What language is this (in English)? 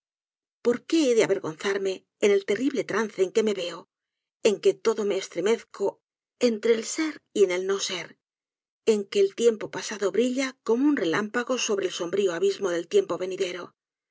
Spanish